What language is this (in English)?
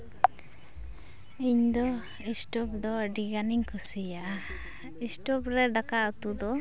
Santali